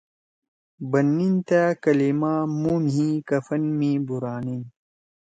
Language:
Torwali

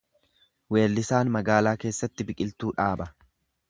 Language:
Oromo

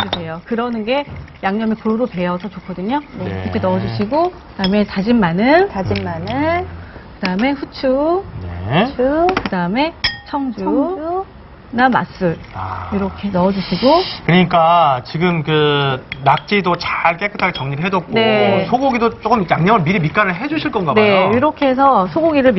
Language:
Korean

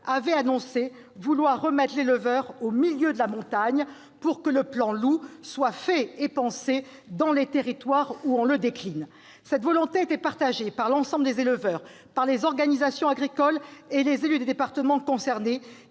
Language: French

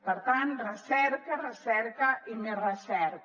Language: Catalan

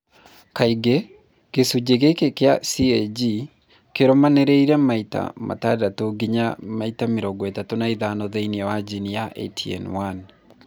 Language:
Kikuyu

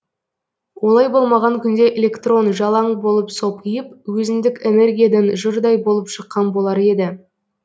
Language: Kazakh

